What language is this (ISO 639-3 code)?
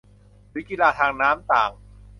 tha